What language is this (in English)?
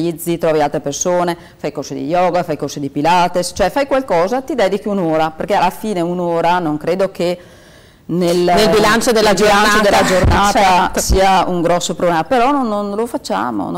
Italian